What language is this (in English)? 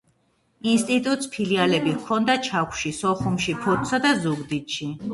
Georgian